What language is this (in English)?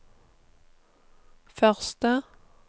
Norwegian